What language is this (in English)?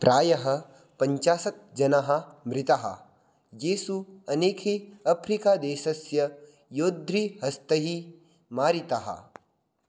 Sanskrit